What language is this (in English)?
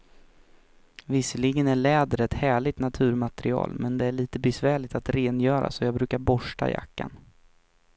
Swedish